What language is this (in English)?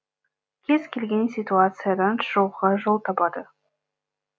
Kazakh